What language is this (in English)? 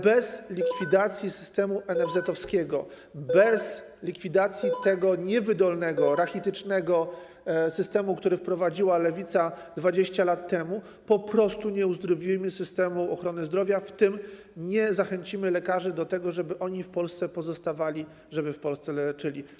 Polish